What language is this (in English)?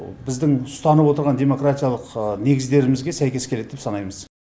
Kazakh